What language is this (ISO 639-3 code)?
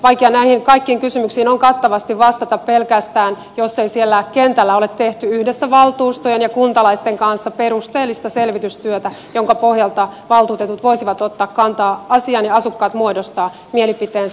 fin